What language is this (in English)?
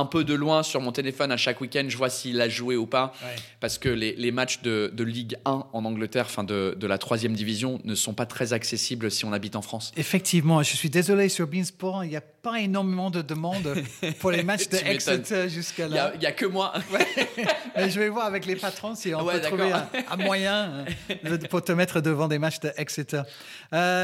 French